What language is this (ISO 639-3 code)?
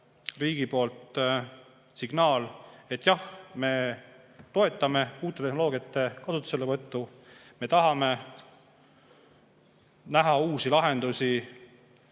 est